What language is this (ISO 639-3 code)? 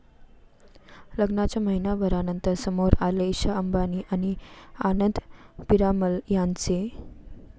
mar